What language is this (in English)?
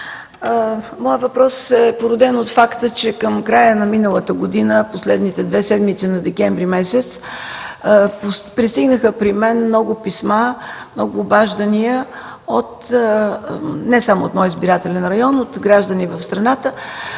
Bulgarian